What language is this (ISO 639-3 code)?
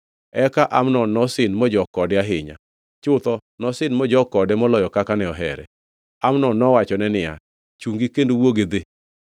luo